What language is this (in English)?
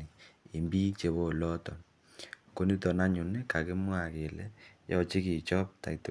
Kalenjin